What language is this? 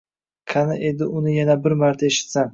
Uzbek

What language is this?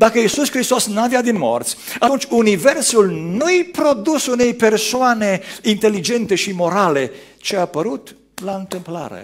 Romanian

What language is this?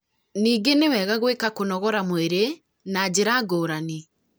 Kikuyu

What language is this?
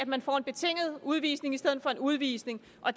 Danish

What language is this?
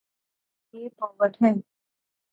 Urdu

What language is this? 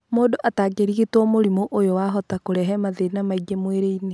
Kikuyu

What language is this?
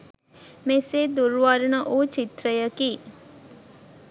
Sinhala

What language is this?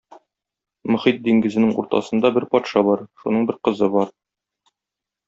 Tatar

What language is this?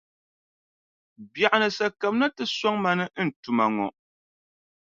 Dagbani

